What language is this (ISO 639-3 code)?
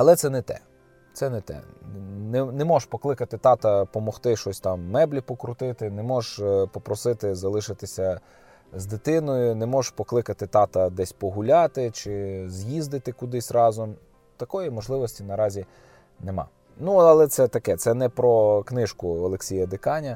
ukr